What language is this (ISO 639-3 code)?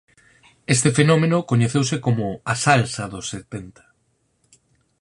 glg